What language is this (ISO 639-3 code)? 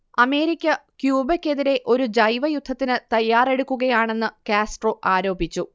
mal